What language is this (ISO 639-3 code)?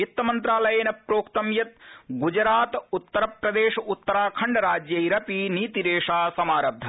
san